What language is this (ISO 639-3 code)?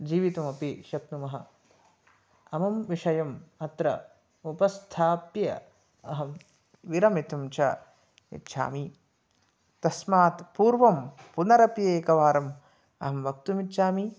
san